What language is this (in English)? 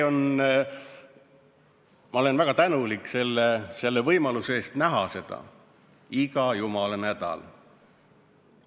Estonian